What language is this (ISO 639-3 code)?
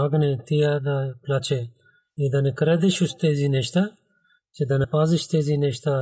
bul